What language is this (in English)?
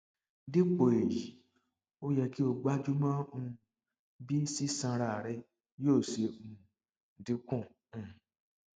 Yoruba